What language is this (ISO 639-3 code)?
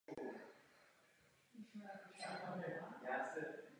ces